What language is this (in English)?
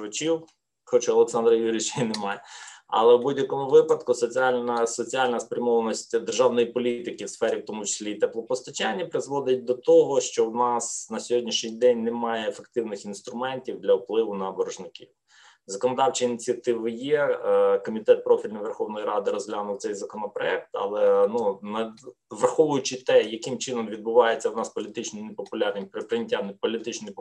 Ukrainian